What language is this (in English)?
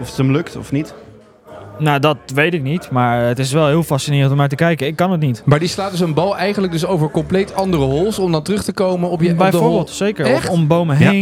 Dutch